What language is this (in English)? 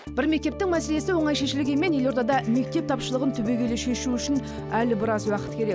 Kazakh